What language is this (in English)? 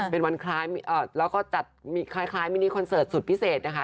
Thai